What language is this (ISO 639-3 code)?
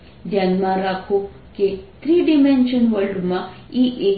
guj